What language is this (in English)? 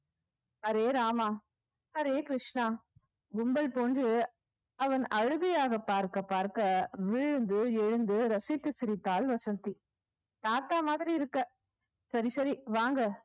Tamil